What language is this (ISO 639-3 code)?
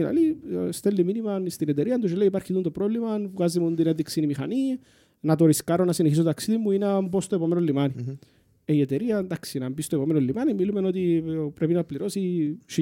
ell